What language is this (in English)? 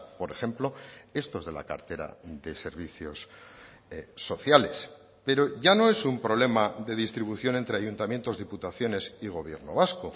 Spanish